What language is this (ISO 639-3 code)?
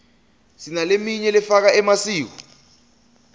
ssw